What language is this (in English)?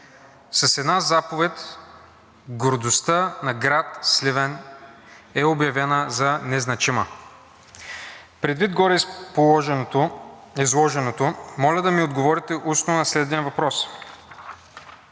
Bulgarian